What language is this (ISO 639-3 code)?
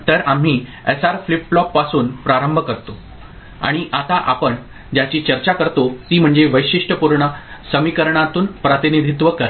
mar